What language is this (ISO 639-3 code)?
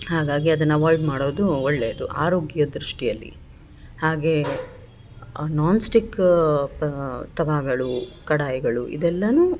kan